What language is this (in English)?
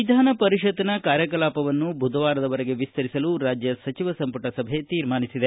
Kannada